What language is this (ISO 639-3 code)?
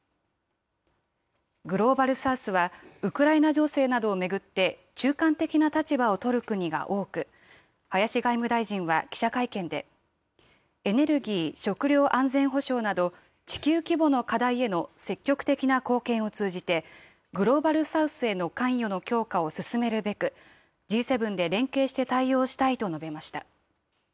jpn